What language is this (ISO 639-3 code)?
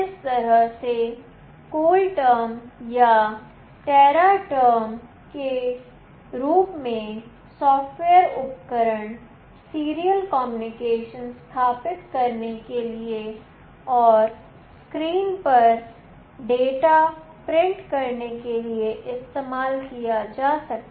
hin